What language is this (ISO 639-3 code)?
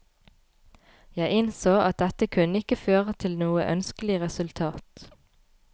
nor